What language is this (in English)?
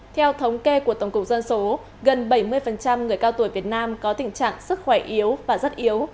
Vietnamese